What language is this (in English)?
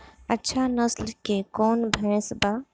Bhojpuri